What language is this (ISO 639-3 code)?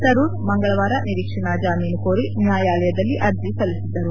kan